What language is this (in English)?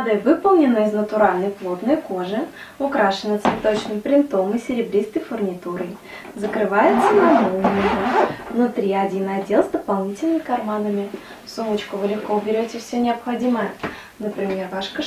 Russian